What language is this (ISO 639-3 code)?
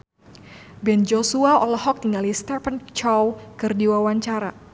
sun